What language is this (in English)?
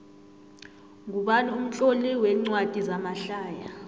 South Ndebele